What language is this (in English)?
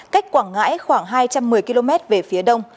Vietnamese